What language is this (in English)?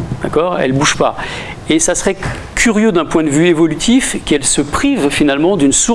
French